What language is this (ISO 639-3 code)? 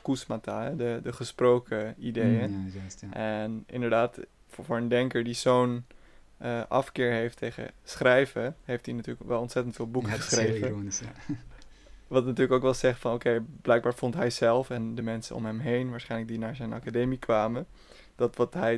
nld